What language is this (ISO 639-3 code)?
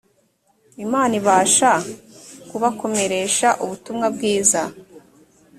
kin